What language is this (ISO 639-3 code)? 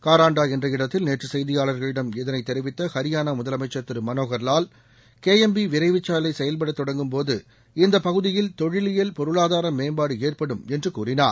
tam